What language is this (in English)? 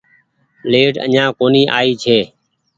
Goaria